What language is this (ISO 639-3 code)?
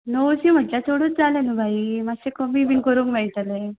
kok